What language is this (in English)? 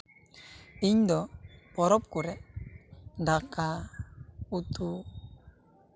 Santali